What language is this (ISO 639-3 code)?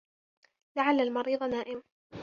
ara